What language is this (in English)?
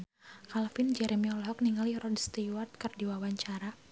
Sundanese